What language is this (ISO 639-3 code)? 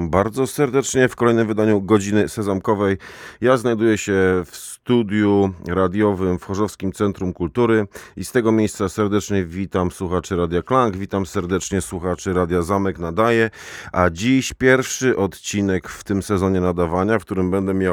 pol